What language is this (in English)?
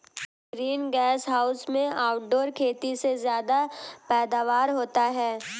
Hindi